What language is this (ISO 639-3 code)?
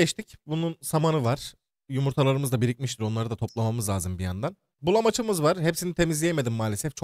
tur